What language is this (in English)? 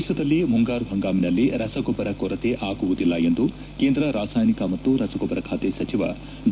Kannada